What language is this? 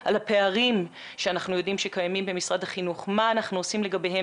Hebrew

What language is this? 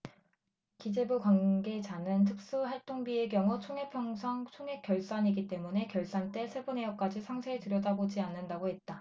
Korean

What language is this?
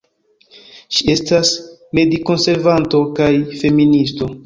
Esperanto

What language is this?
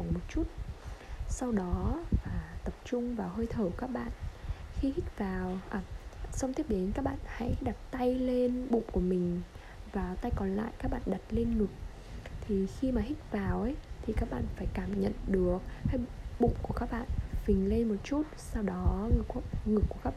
Vietnamese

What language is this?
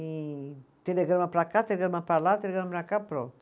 Portuguese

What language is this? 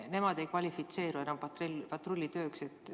Estonian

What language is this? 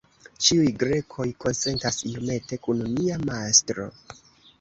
Esperanto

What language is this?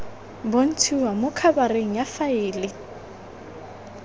Tswana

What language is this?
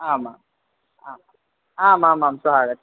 Sanskrit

